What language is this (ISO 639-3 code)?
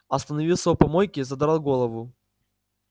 rus